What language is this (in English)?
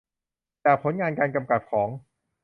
Thai